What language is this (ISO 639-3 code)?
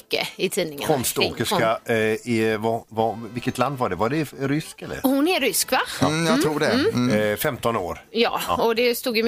swe